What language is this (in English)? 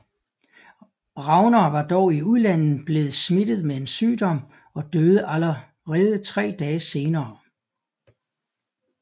Danish